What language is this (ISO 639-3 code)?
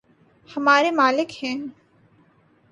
urd